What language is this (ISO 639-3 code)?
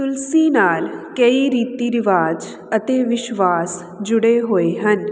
pan